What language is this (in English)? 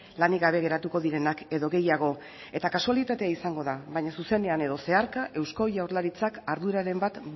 Basque